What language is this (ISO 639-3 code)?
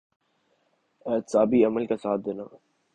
urd